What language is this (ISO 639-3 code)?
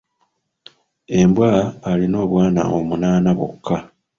lug